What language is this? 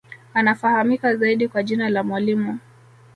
Swahili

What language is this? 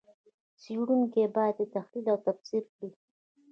Pashto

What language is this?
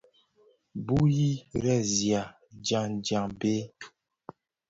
Bafia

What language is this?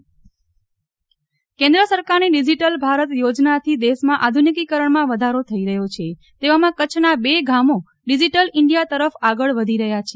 Gujarati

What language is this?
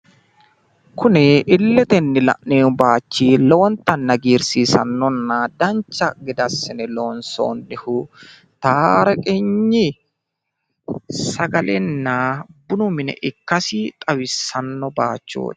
Sidamo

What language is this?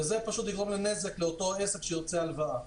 Hebrew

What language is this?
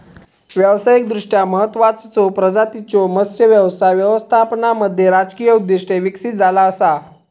Marathi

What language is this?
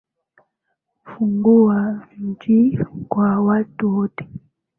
Swahili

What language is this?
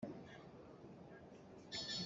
Hakha Chin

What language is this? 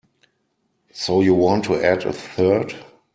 English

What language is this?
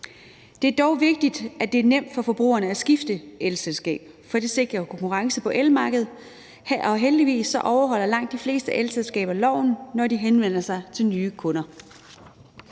Danish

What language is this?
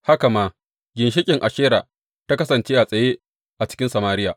Hausa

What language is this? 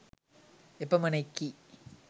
Sinhala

